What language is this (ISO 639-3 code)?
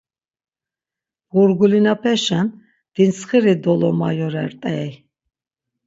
lzz